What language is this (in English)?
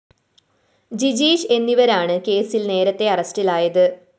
Malayalam